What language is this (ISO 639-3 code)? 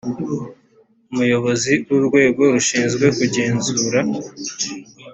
kin